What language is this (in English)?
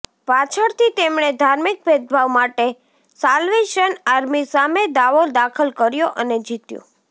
Gujarati